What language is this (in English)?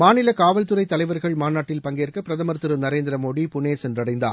Tamil